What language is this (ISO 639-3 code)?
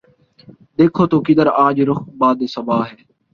urd